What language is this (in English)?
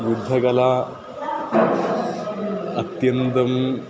Sanskrit